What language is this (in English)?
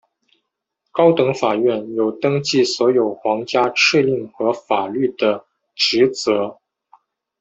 Chinese